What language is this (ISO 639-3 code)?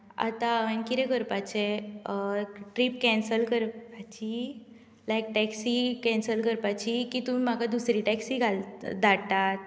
kok